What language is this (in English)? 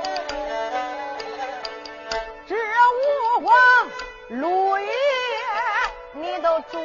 Chinese